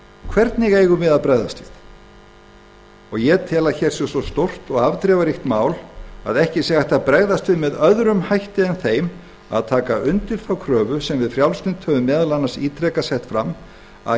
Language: Icelandic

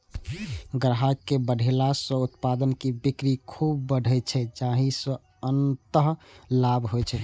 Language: Maithili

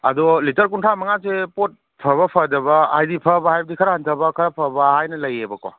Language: Manipuri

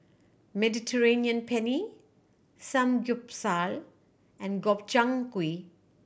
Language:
English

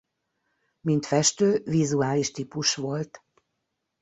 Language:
Hungarian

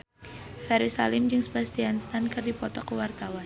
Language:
Sundanese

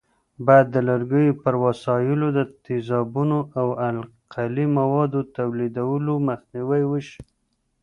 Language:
Pashto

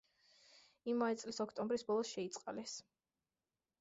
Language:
Georgian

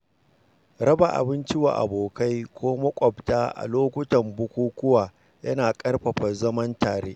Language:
Hausa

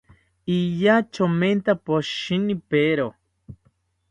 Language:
South Ucayali Ashéninka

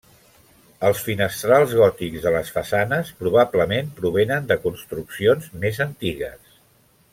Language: Catalan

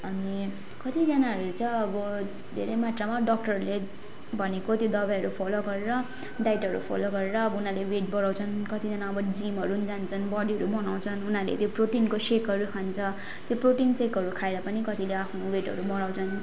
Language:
Nepali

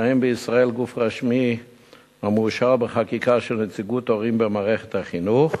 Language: Hebrew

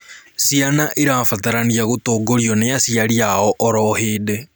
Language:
Kikuyu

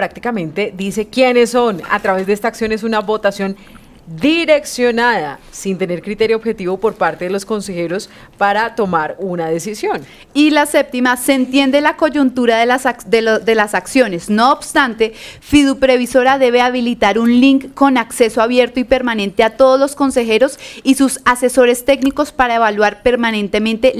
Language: Spanish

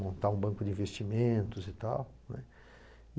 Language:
Portuguese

